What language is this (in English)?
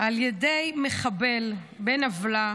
Hebrew